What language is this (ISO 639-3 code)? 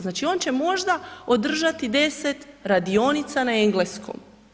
hrv